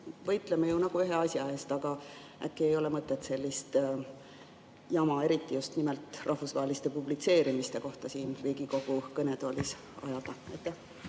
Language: Estonian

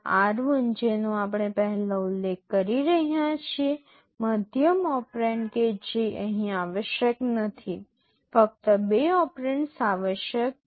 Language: Gujarati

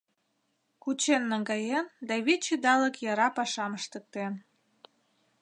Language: Mari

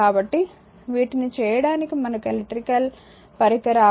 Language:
Telugu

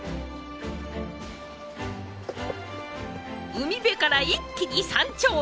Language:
Japanese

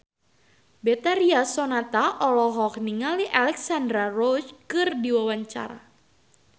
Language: Sundanese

